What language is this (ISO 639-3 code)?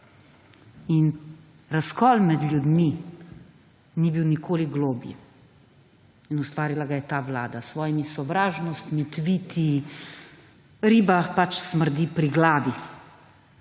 slv